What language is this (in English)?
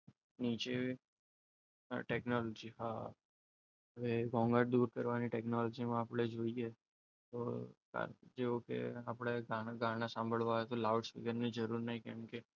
Gujarati